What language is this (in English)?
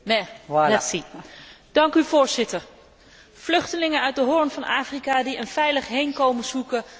Dutch